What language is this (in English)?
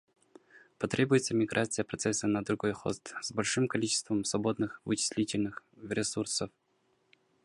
Russian